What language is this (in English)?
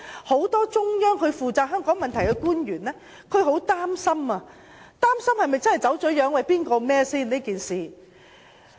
Cantonese